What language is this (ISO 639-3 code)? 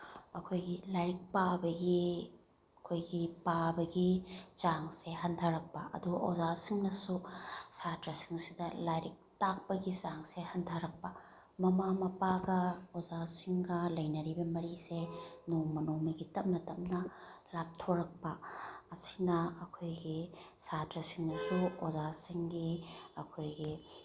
mni